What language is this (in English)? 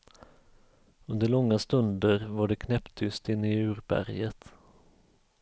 Swedish